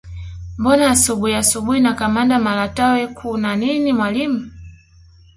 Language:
Swahili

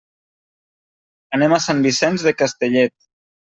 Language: Catalan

